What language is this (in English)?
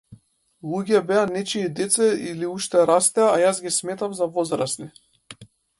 Macedonian